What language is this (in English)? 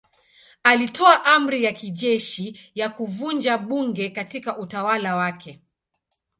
Swahili